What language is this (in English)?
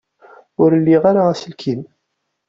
Kabyle